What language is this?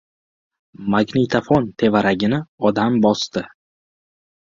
Uzbek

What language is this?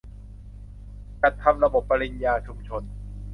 Thai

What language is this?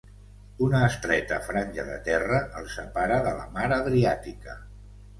Catalan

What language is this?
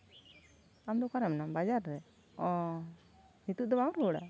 Santali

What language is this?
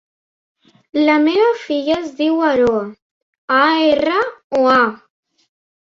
Catalan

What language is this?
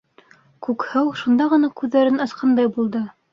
Bashkir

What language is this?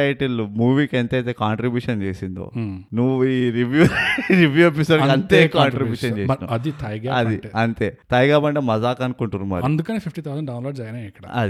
Telugu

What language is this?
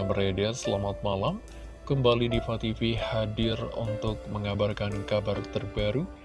Indonesian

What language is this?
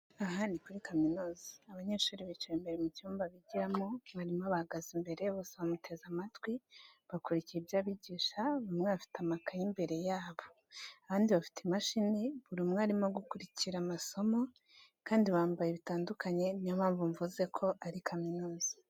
Kinyarwanda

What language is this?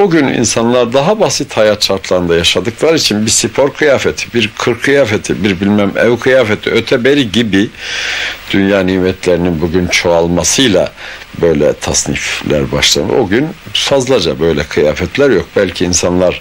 Turkish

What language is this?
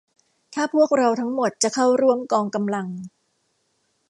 Thai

